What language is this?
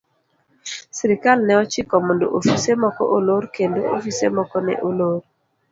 Luo (Kenya and Tanzania)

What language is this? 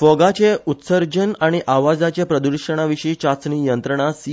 Konkani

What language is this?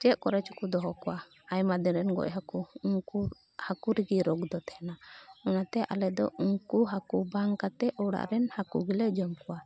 Santali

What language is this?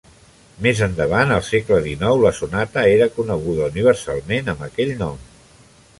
Catalan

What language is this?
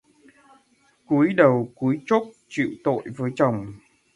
Vietnamese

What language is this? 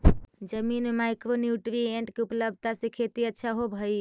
Magahi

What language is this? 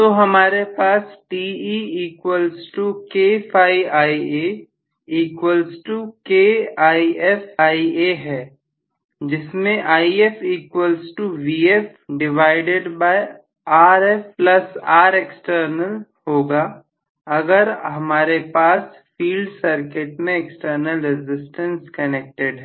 Hindi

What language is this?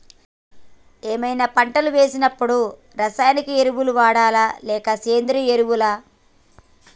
Telugu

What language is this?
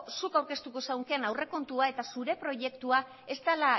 Basque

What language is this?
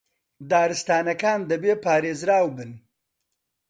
Central Kurdish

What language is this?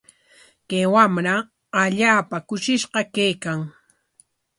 Corongo Ancash Quechua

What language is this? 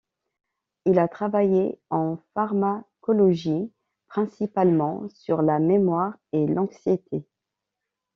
French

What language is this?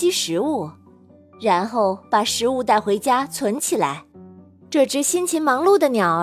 Chinese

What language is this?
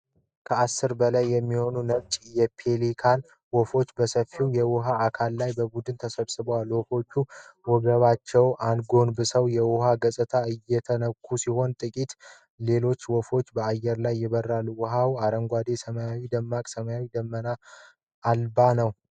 Amharic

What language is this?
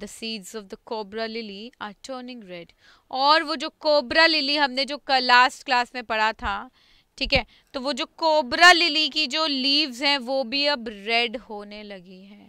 Hindi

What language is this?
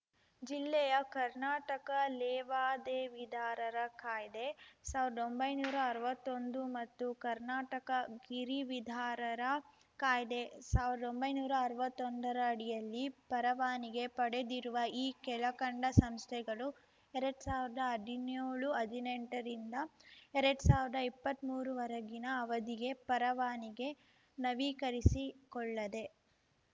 Kannada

